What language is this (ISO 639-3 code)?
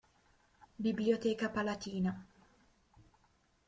ita